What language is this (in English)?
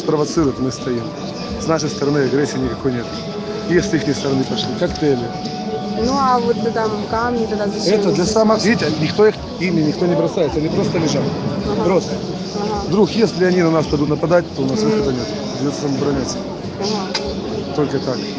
Russian